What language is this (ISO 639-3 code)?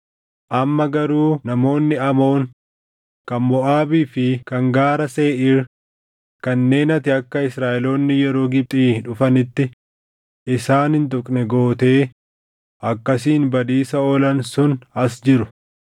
orm